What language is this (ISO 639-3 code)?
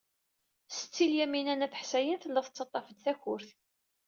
kab